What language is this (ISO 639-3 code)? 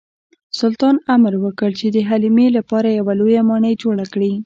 pus